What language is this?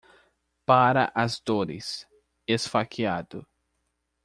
Portuguese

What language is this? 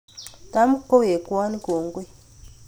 Kalenjin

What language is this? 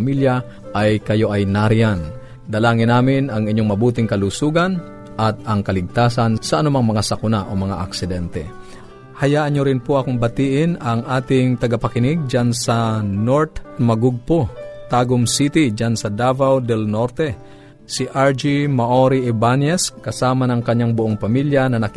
Filipino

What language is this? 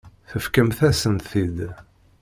Kabyle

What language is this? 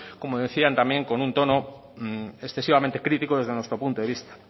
Spanish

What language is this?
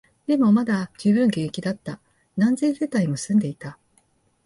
Japanese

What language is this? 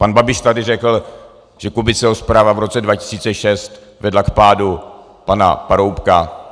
Czech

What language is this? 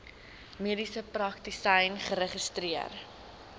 Afrikaans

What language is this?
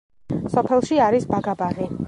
Georgian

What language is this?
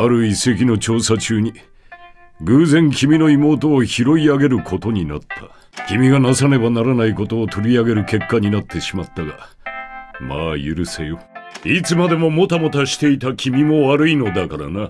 Japanese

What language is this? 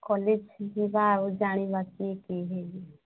Odia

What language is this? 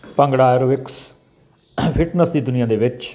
Punjabi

